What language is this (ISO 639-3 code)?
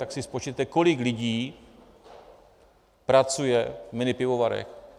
ces